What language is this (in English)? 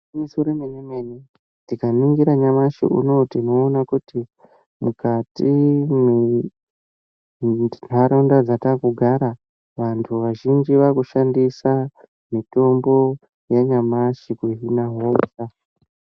Ndau